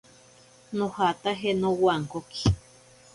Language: Ashéninka Perené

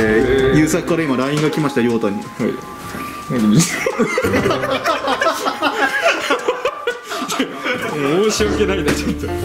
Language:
Japanese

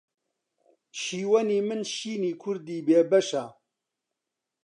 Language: Central Kurdish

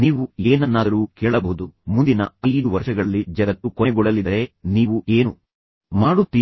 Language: Kannada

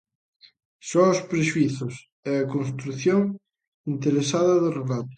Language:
Galician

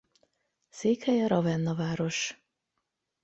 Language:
Hungarian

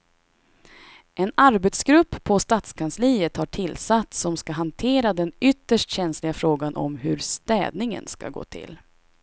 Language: Swedish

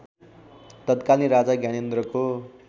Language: Nepali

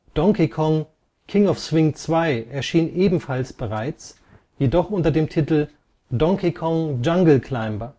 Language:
German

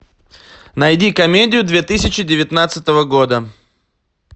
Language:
Russian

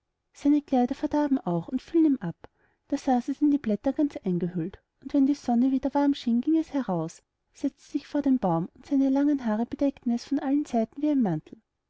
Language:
German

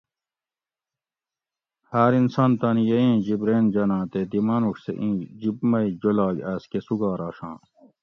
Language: Gawri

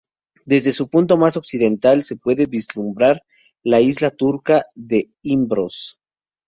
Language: Spanish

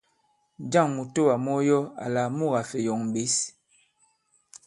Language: Bankon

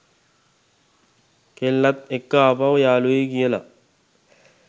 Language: Sinhala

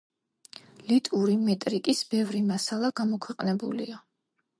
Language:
Georgian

